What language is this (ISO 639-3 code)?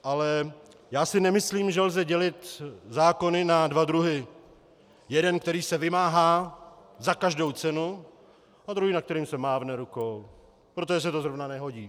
ces